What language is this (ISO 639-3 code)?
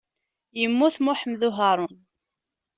kab